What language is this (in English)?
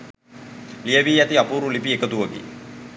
Sinhala